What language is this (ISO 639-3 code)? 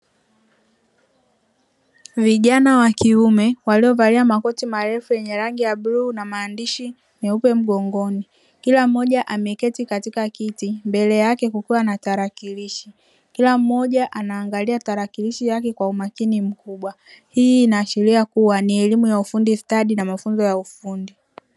swa